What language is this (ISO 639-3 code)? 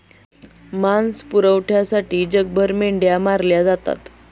mar